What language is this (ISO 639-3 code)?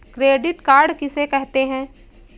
hin